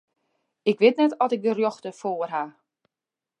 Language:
Western Frisian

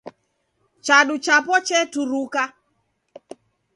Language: Taita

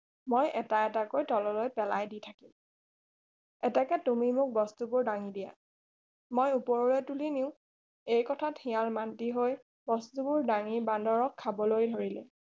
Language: Assamese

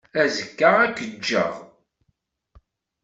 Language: Kabyle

